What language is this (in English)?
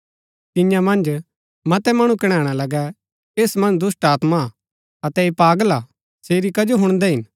Gaddi